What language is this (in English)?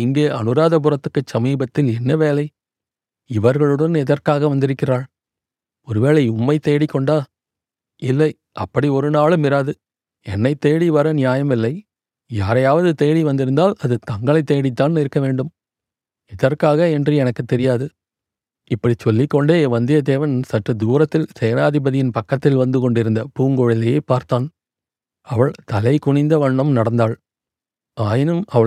Tamil